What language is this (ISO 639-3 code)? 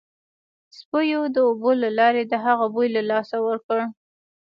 pus